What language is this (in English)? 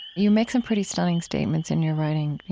English